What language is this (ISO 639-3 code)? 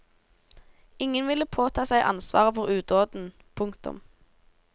nor